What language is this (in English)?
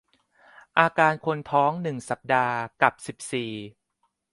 Thai